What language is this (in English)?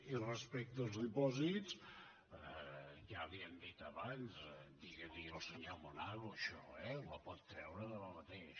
Catalan